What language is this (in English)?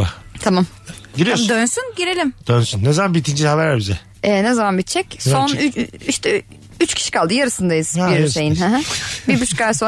Turkish